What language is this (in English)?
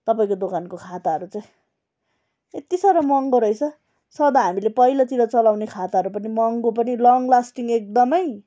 Nepali